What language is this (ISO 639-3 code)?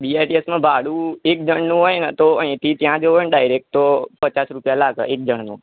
guj